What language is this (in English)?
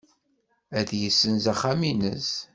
Kabyle